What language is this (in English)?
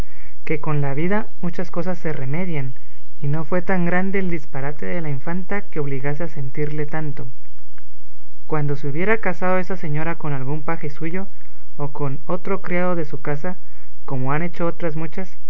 Spanish